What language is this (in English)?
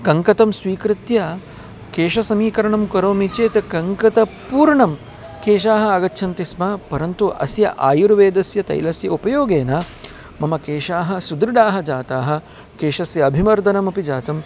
Sanskrit